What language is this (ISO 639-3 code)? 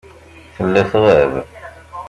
kab